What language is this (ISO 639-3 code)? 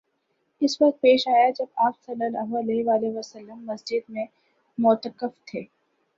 urd